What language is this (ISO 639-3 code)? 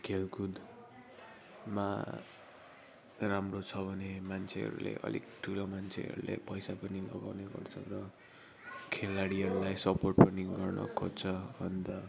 nep